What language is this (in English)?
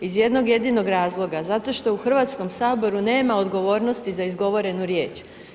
Croatian